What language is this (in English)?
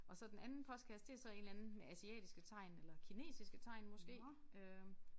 Danish